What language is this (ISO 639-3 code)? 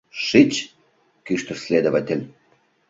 chm